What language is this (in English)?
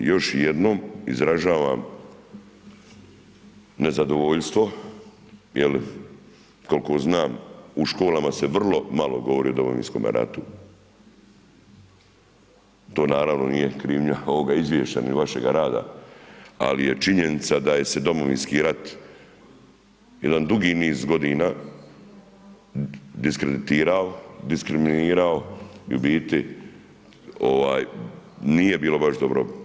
Croatian